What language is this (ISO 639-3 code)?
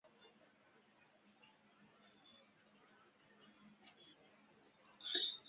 zho